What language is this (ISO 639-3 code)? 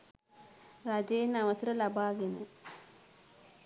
sin